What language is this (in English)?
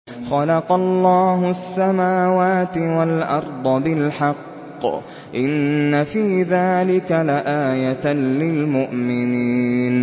Arabic